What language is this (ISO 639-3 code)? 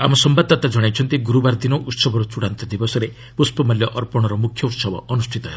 ori